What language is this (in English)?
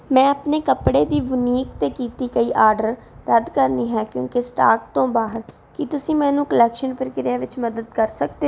Punjabi